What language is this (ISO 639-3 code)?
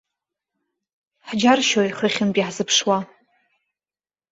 abk